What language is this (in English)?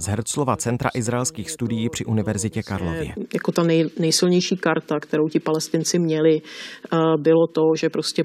Czech